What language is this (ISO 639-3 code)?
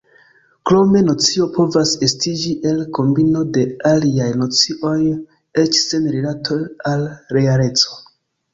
epo